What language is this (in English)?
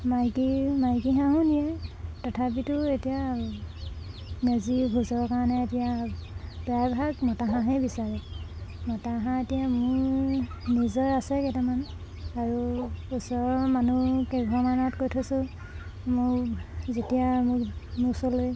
Assamese